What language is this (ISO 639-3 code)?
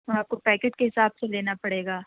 urd